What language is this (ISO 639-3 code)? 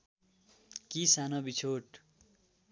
nep